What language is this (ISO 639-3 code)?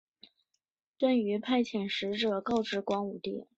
zho